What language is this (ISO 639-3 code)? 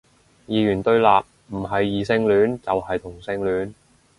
yue